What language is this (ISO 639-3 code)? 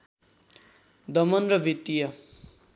nep